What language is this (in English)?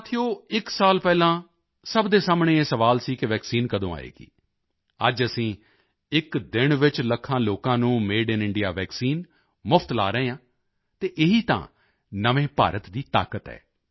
Punjabi